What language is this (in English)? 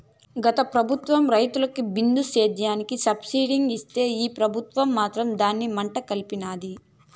Telugu